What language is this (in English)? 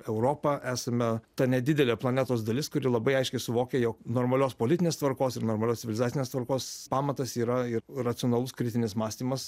Lithuanian